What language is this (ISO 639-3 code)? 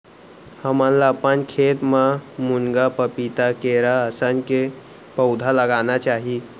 hne